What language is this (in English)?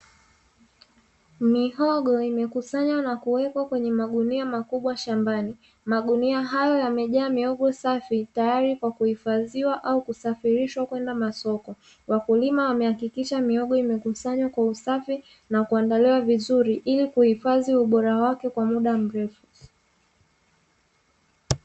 Swahili